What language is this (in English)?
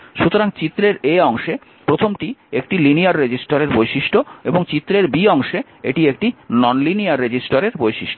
Bangla